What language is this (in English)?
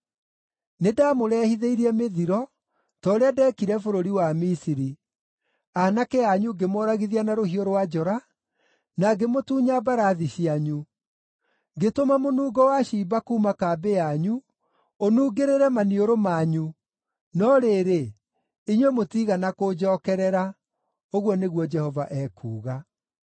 Kikuyu